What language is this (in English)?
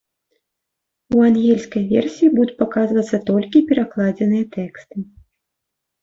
Belarusian